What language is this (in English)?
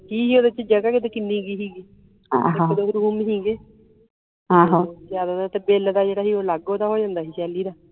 Punjabi